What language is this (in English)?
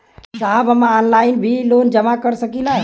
Bhojpuri